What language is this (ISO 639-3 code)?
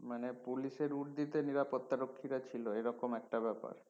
ben